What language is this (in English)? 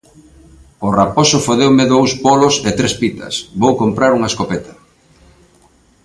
Galician